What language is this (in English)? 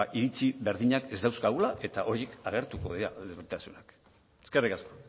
Basque